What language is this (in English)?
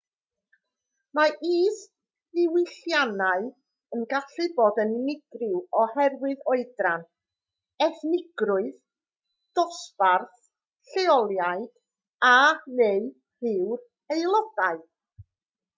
Welsh